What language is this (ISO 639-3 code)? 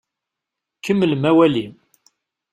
kab